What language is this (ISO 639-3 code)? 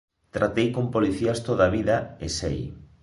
glg